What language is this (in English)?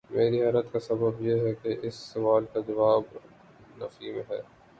Urdu